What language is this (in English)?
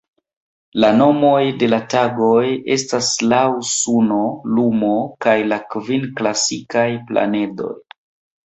Esperanto